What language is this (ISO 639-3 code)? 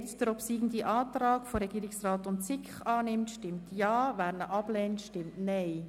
gsw